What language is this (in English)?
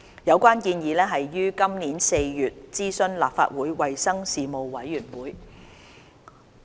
Cantonese